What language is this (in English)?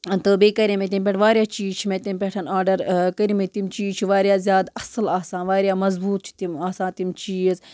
Kashmiri